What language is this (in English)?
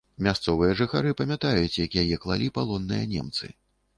Belarusian